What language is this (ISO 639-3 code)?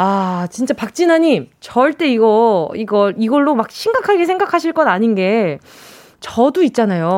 kor